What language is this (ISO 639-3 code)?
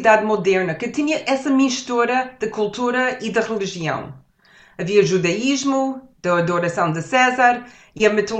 por